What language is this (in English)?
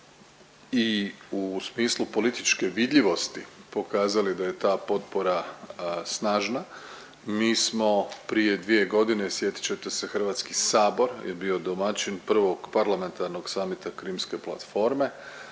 Croatian